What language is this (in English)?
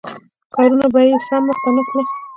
Pashto